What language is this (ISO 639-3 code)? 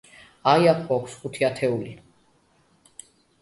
kat